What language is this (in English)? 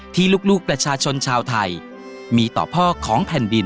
Thai